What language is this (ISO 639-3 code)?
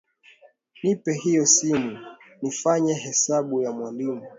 swa